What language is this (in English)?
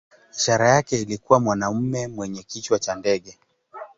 Swahili